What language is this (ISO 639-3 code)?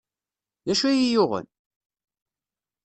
kab